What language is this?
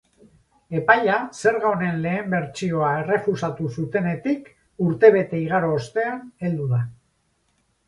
Basque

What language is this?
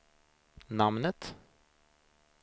Swedish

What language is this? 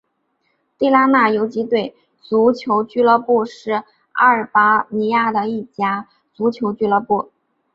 Chinese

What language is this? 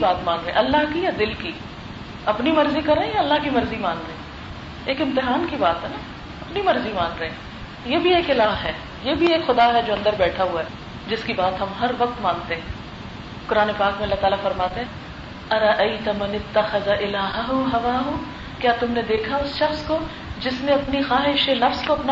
Urdu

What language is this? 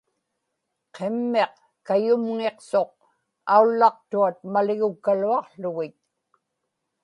Inupiaq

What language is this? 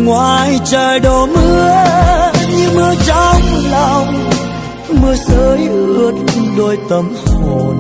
Vietnamese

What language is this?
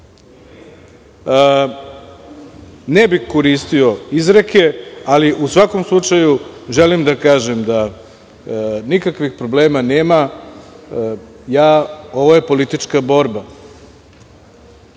Serbian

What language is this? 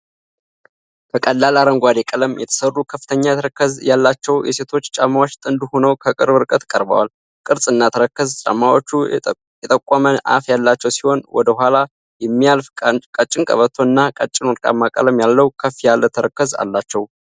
Amharic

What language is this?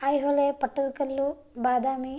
Sanskrit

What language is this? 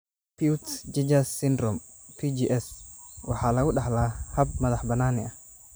Somali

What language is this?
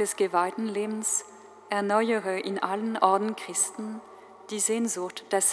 German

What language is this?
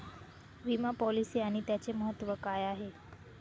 Marathi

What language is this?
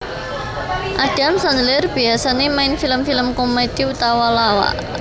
Javanese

